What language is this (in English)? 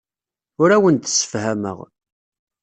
Kabyle